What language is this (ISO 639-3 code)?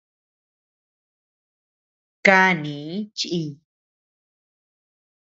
cux